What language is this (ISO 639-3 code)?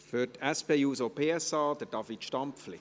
gsw